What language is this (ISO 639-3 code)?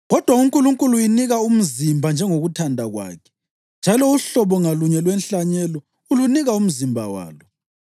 nde